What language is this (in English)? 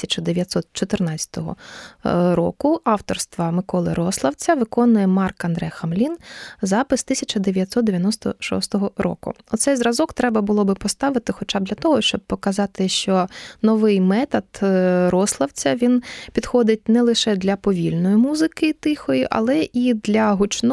Ukrainian